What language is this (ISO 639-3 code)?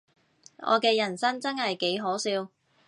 yue